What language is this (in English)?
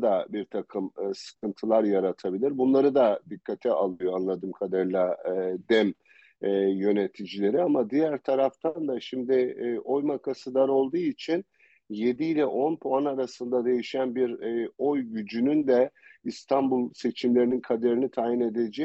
Turkish